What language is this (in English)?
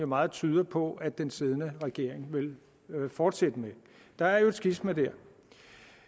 Danish